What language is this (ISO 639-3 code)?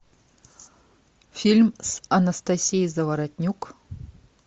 rus